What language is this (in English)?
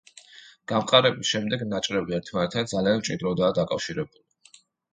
Georgian